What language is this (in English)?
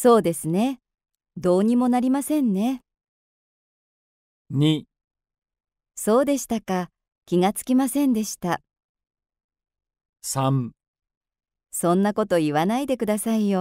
Japanese